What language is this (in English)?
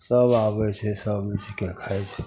Maithili